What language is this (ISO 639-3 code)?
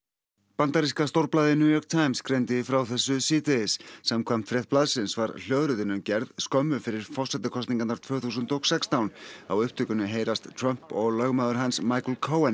isl